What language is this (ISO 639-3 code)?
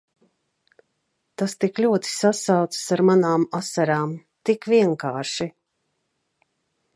lav